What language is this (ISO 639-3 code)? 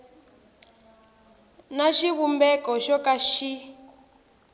tso